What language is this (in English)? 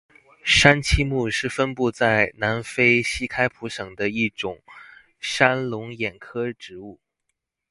Chinese